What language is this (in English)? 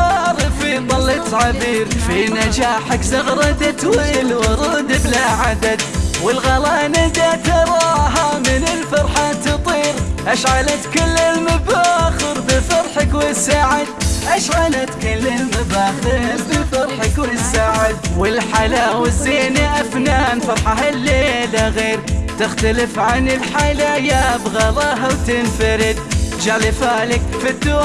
Arabic